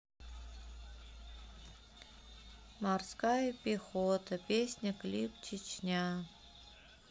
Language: Russian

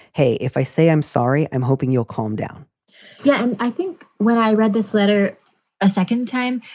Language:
English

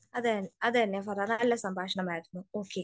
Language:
Malayalam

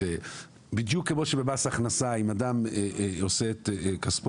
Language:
Hebrew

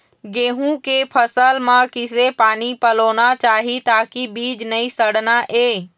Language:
Chhattisgarhi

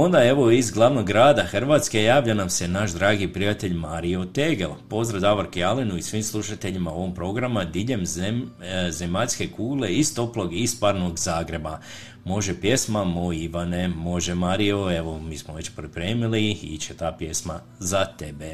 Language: Croatian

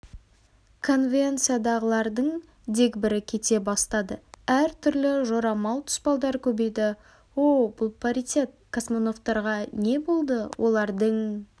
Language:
Kazakh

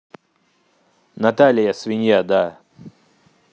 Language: Russian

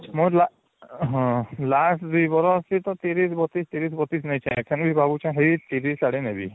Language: Odia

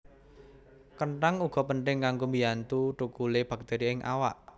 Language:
Javanese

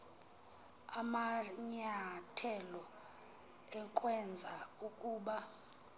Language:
Xhosa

